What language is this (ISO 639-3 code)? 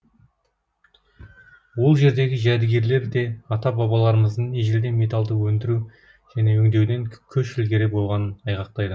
kaz